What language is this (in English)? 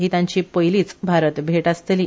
Konkani